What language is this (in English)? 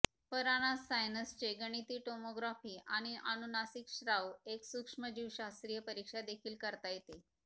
Marathi